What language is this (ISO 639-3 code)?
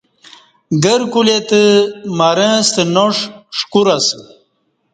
bsh